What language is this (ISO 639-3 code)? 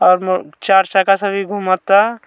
bho